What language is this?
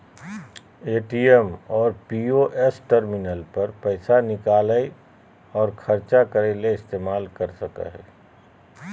Magahi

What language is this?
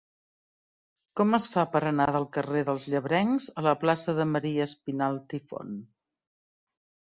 Catalan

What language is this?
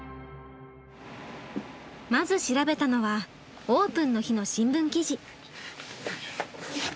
Japanese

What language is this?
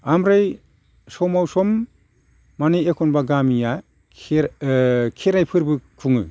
Bodo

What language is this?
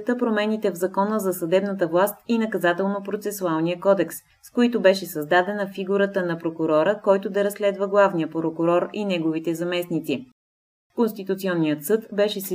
Bulgarian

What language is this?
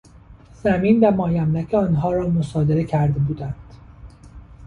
Persian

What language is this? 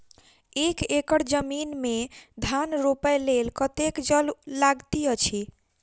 Maithili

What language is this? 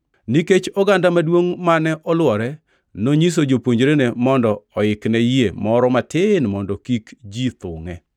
Luo (Kenya and Tanzania)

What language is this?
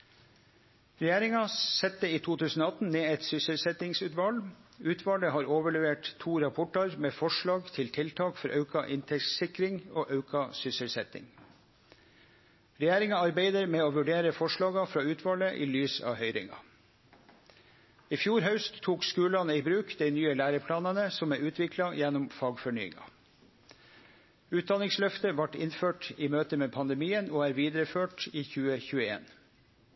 Norwegian Nynorsk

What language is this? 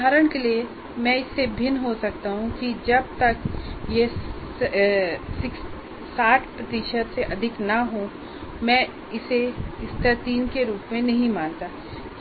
Hindi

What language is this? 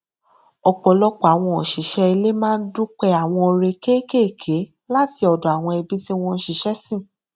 Yoruba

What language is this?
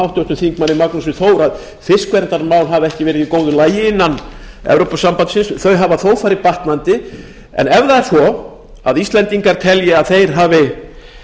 Icelandic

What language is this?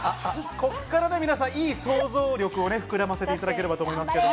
Japanese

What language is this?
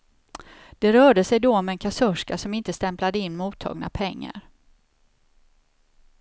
Swedish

